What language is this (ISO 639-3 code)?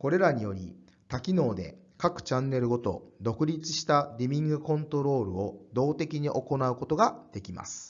jpn